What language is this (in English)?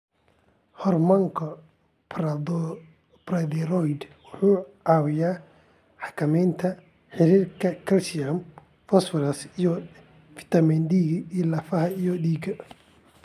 Somali